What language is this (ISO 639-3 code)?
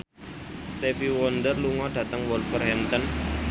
jav